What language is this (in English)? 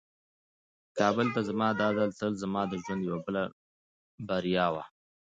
Pashto